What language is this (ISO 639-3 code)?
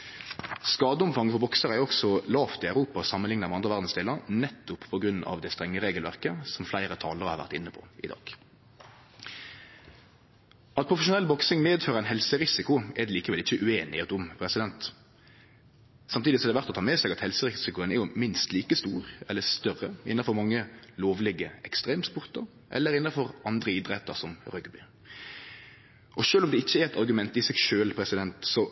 nno